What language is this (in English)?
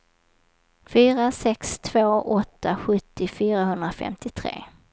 Swedish